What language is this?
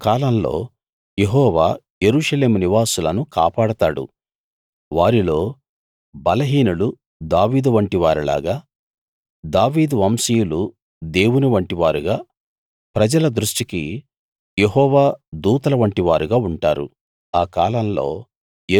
Telugu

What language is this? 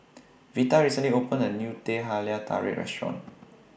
English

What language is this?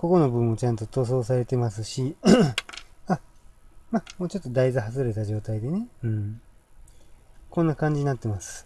Japanese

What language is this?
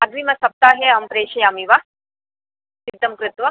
Sanskrit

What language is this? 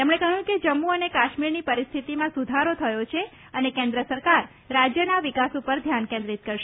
Gujarati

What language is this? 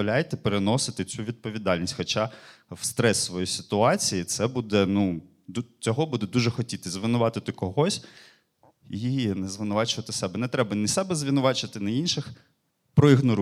Ukrainian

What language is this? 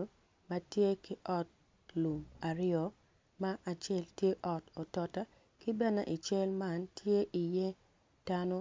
Acoli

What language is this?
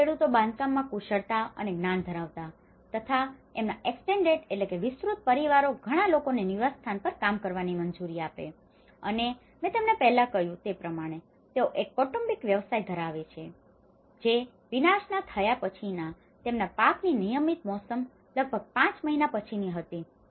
Gujarati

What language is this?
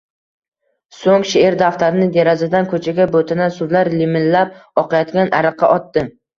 Uzbek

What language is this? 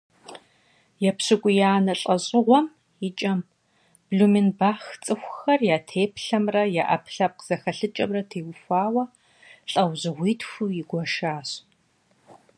Kabardian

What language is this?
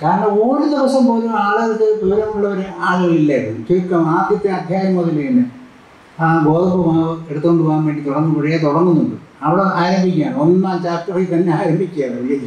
Malayalam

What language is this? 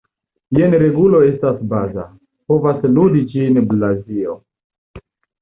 Esperanto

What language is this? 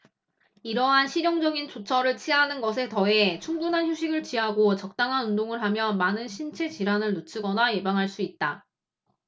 Korean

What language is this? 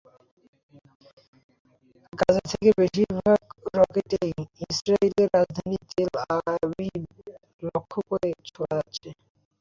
Bangla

